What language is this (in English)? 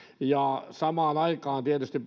Finnish